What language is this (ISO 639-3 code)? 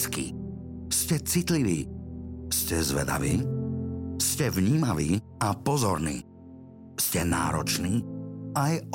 slk